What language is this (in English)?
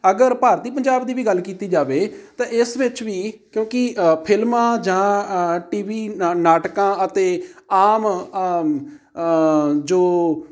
Punjabi